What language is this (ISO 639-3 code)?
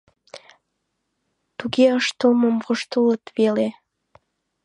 chm